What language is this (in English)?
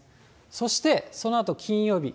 Japanese